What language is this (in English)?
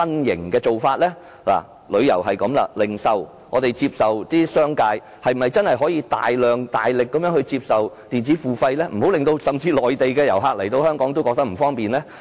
Cantonese